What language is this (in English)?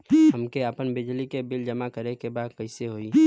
Bhojpuri